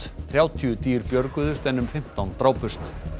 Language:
Icelandic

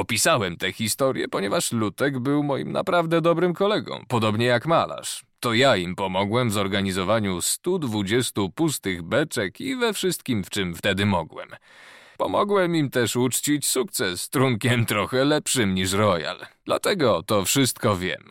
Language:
Polish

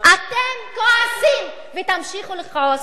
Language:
Hebrew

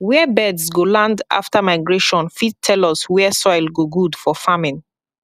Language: Nigerian Pidgin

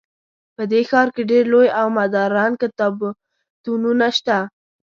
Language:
Pashto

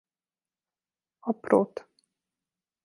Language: Hungarian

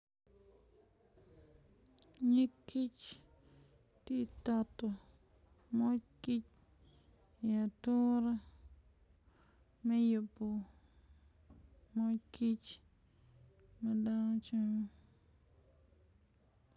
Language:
Acoli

